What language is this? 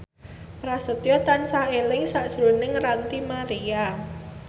Javanese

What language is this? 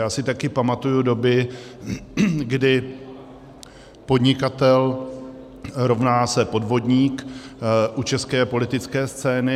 Czech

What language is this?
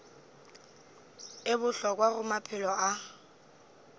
Northern Sotho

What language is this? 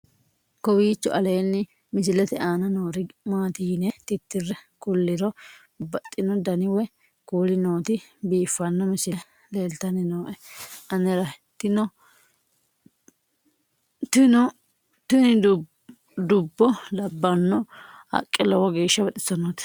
Sidamo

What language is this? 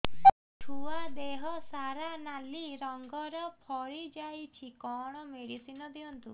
Odia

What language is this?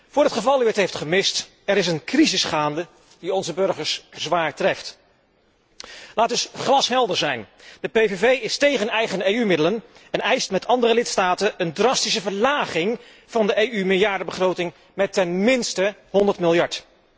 Dutch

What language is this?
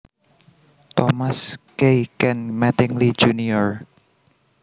Javanese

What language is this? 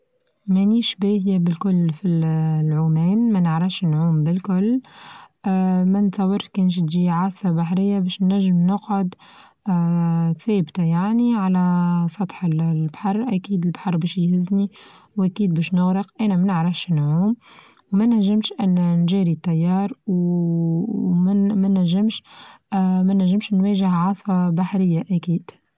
Tunisian Arabic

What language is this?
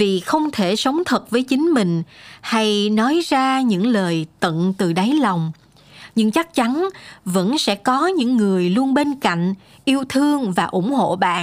Vietnamese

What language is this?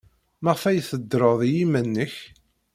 Kabyle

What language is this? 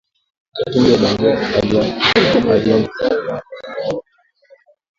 Swahili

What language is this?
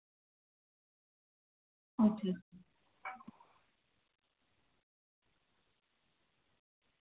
Dogri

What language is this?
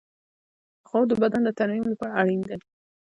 Pashto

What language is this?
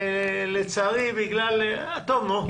Hebrew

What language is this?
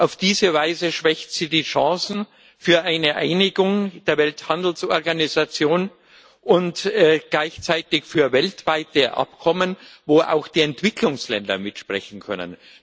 German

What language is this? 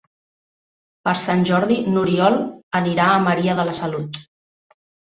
Catalan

